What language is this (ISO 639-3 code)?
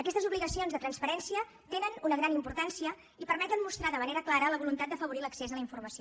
cat